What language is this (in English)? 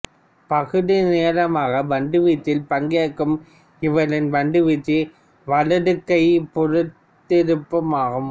Tamil